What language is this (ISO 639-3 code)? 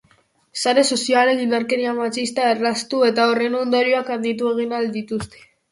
eus